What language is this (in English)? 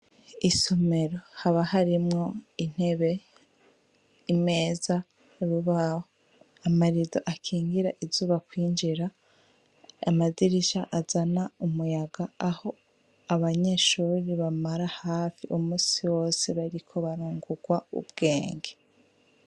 Rundi